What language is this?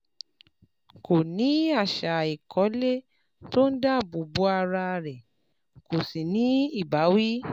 Yoruba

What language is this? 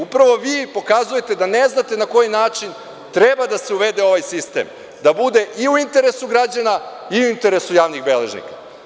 Serbian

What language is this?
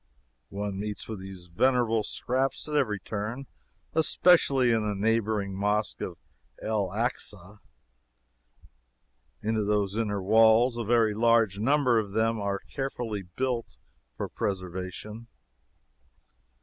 English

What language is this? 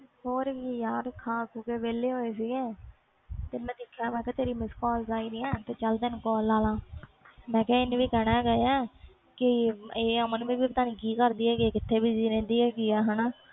Punjabi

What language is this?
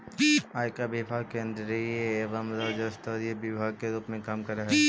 Magahi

